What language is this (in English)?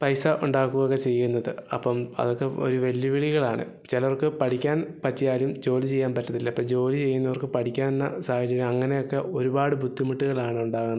Malayalam